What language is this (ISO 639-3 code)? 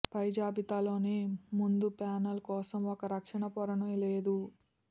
tel